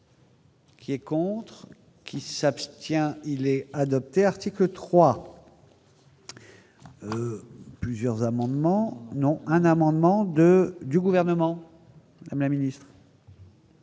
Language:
French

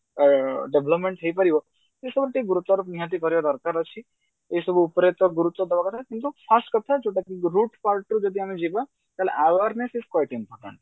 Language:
Odia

